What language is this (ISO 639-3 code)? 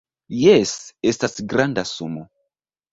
epo